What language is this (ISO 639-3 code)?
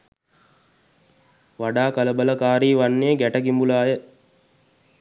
sin